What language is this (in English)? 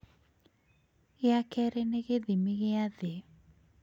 Kikuyu